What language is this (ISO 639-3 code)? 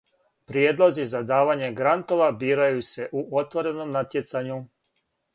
srp